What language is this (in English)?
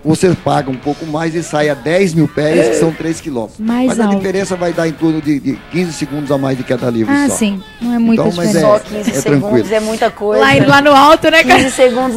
Portuguese